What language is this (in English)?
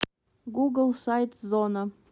Russian